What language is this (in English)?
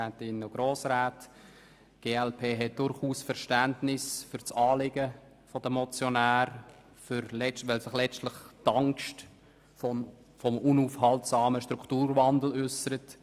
Swiss German